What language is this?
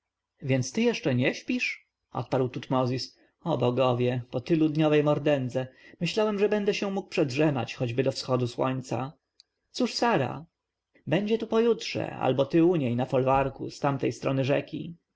Polish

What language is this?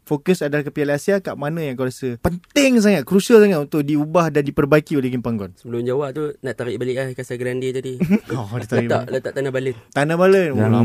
Malay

